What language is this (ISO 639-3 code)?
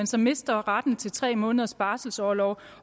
dan